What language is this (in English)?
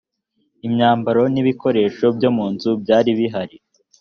Kinyarwanda